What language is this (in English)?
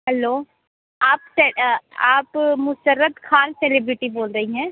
Hindi